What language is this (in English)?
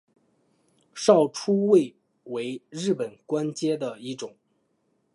Chinese